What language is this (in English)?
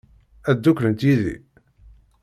Kabyle